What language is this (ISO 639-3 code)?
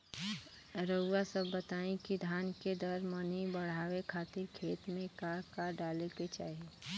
bho